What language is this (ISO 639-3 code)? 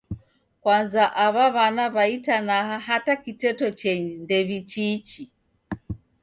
dav